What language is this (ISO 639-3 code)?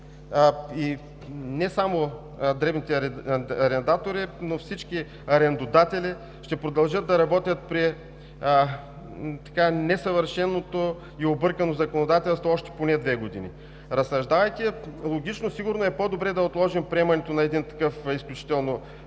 bul